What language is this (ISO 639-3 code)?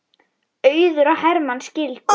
isl